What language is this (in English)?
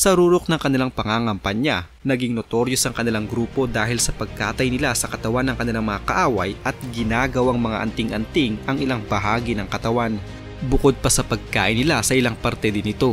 Filipino